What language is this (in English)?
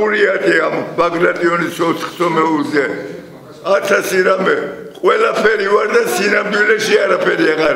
Greek